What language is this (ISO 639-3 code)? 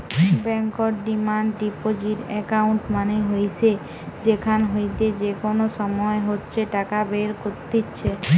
ben